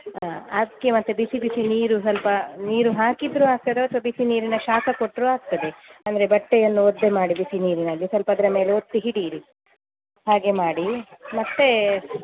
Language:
Kannada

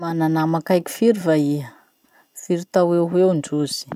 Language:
Masikoro Malagasy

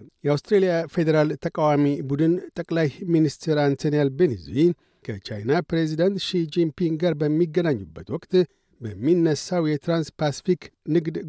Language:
Amharic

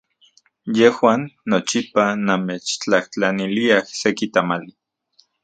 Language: Central Puebla Nahuatl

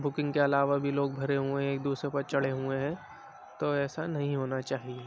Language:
Urdu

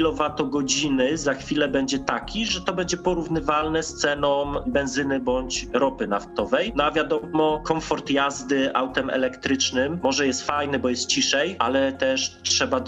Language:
Polish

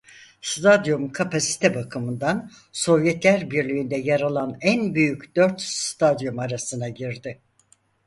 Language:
Turkish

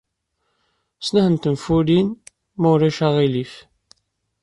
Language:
Kabyle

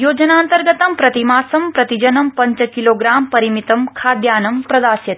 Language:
Sanskrit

